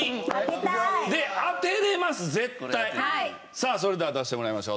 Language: Japanese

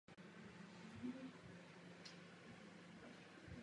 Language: Czech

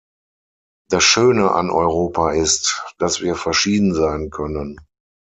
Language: German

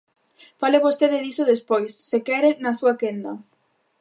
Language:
Galician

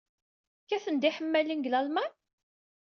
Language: Kabyle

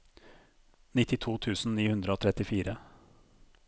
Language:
Norwegian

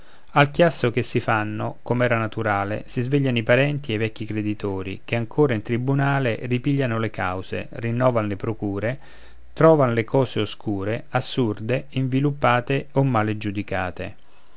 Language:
Italian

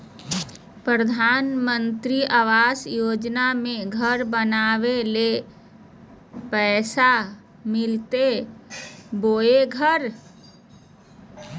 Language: Magahi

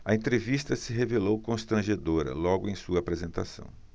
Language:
Portuguese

